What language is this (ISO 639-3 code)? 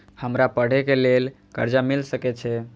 mai